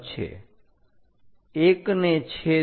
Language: Gujarati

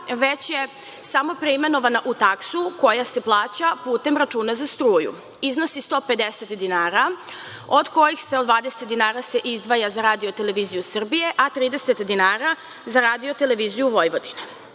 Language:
Serbian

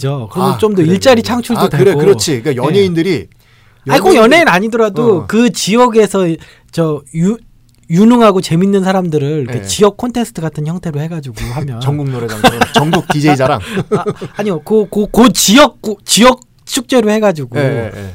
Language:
Korean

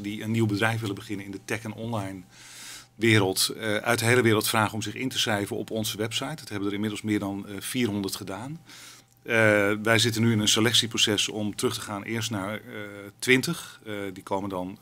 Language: Dutch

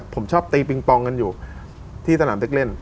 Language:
Thai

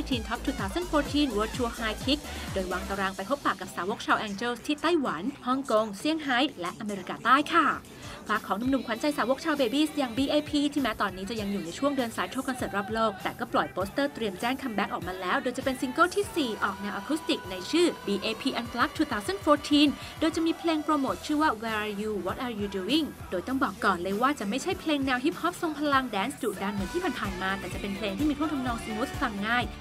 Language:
Thai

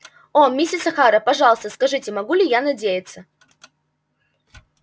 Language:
Russian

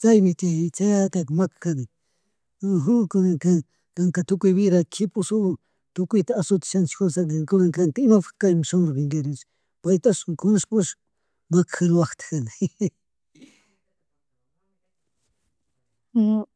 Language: Chimborazo Highland Quichua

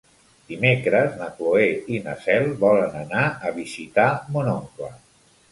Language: Catalan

